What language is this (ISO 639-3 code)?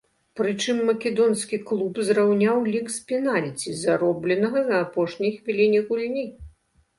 bel